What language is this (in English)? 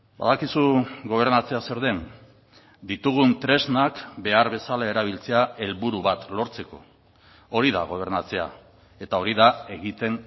Basque